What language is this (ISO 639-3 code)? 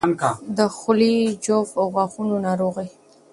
pus